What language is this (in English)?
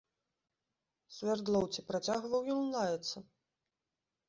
Belarusian